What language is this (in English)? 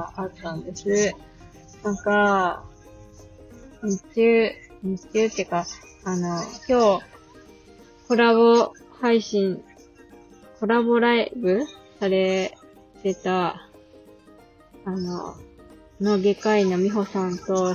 Japanese